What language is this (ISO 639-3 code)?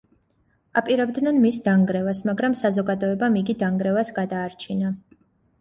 kat